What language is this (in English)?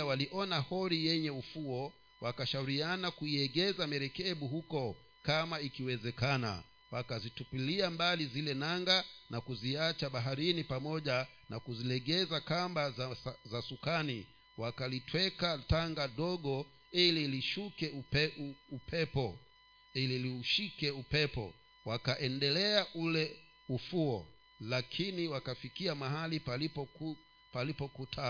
Swahili